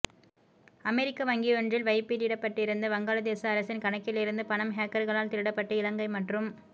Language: Tamil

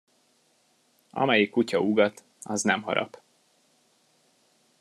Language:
Hungarian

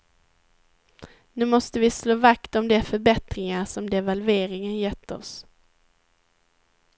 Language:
Swedish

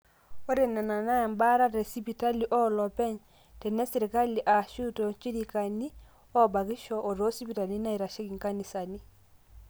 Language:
Masai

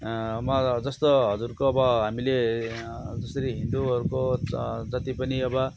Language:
Nepali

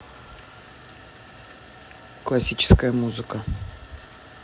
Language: Russian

